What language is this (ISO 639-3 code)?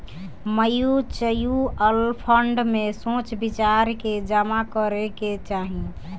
bho